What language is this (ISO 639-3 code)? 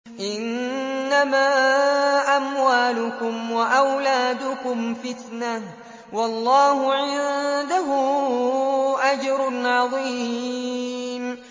ara